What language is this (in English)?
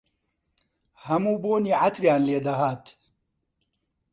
Central Kurdish